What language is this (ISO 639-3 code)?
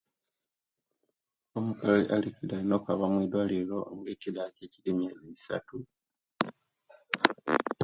lke